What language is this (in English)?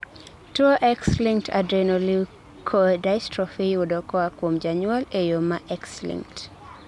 Luo (Kenya and Tanzania)